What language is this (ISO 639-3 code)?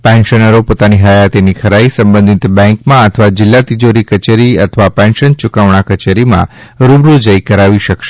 guj